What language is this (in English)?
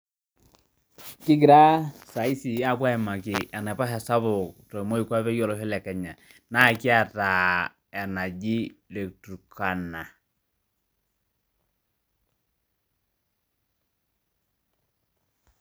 Masai